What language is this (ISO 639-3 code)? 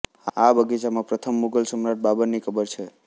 guj